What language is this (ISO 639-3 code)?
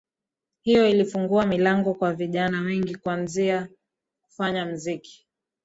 swa